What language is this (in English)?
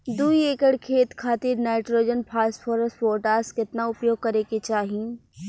Bhojpuri